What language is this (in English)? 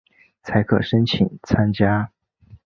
Chinese